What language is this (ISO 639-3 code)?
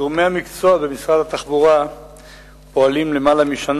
heb